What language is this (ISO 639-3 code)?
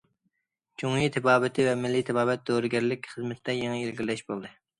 uig